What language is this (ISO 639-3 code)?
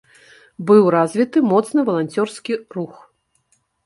bel